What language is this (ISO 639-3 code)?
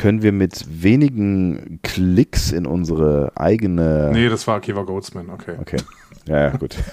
deu